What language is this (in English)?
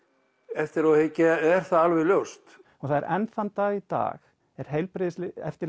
Icelandic